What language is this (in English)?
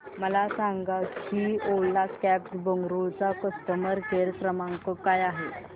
Marathi